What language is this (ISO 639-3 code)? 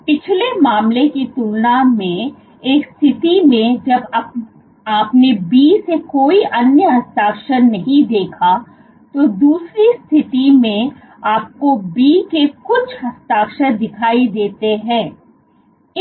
hin